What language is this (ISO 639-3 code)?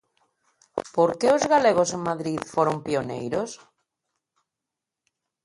glg